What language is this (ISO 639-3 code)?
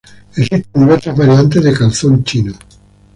spa